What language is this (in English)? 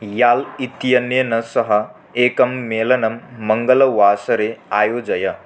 Sanskrit